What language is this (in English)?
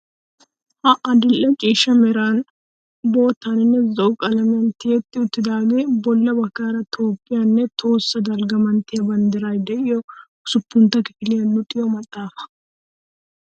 Wolaytta